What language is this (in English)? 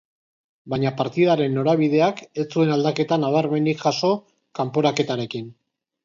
Basque